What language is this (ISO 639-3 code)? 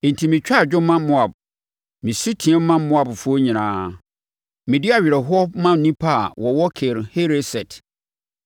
aka